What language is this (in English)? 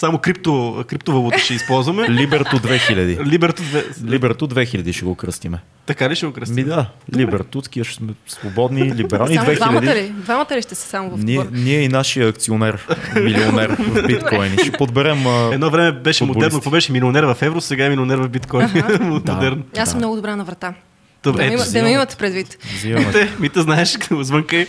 Bulgarian